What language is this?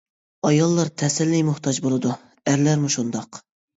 Uyghur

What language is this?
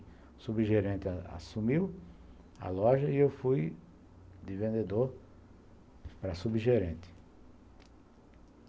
Portuguese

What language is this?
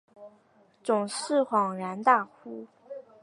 Chinese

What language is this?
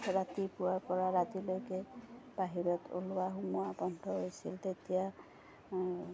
Assamese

